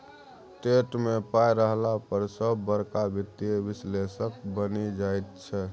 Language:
Maithili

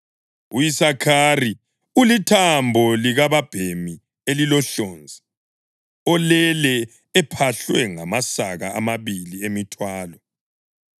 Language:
North Ndebele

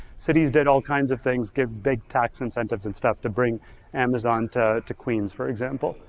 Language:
English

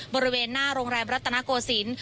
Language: Thai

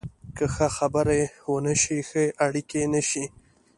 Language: Pashto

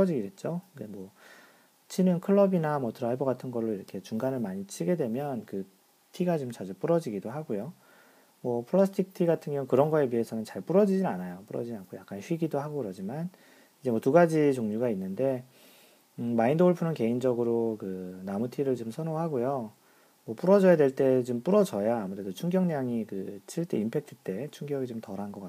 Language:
Korean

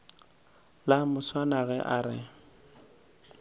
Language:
Northern Sotho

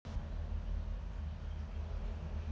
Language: Russian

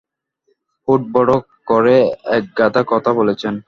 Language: Bangla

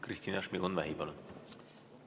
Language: Estonian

